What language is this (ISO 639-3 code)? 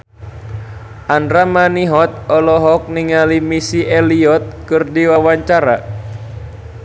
sun